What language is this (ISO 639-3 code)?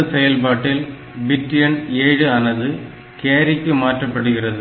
tam